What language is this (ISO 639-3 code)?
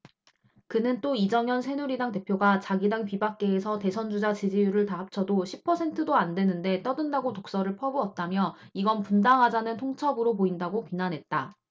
kor